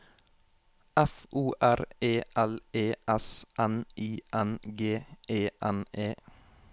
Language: Norwegian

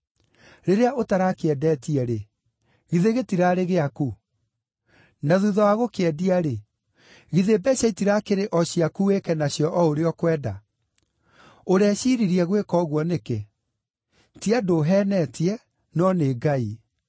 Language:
Kikuyu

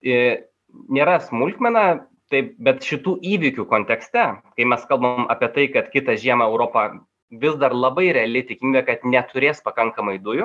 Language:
Lithuanian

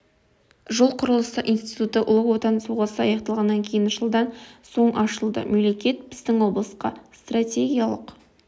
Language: Kazakh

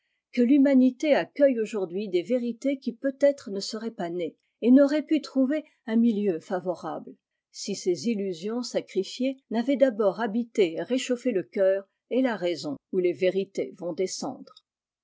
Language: French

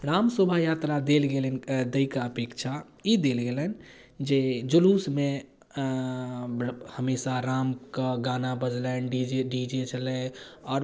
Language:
Maithili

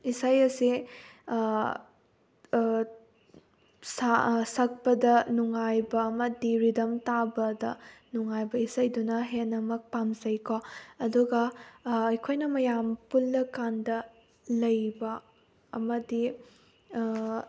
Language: Manipuri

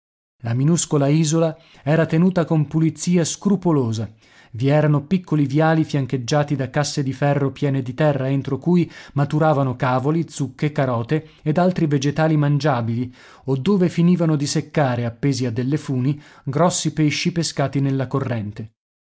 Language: Italian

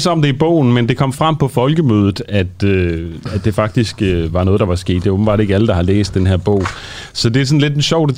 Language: Danish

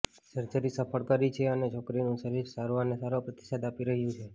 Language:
Gujarati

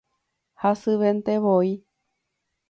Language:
Guarani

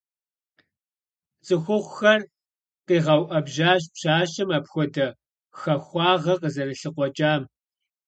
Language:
Kabardian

